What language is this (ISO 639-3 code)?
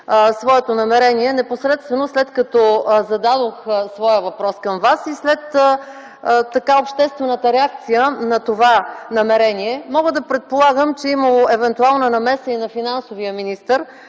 bul